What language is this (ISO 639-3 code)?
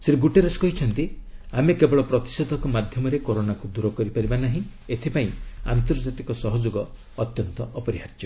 ori